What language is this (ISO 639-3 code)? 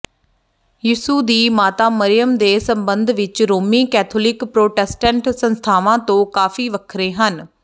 pan